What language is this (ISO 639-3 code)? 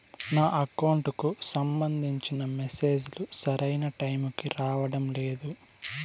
tel